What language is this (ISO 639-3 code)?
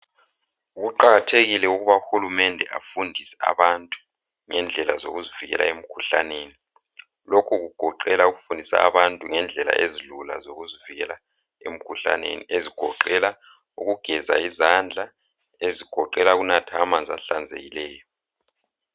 nde